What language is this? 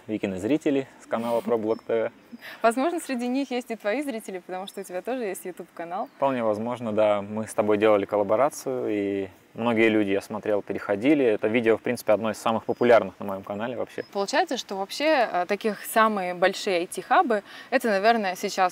Russian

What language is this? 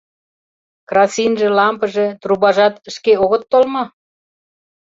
Mari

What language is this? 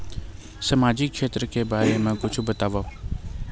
Chhattisgarhi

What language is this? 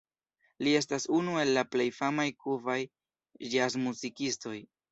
Esperanto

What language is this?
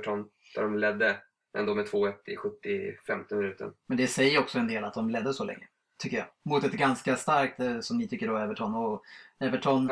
Swedish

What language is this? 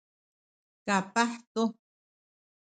Sakizaya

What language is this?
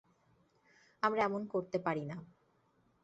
Bangla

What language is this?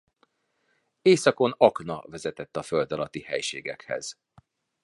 Hungarian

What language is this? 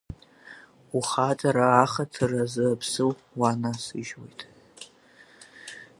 Abkhazian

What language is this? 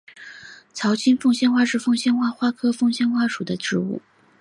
Chinese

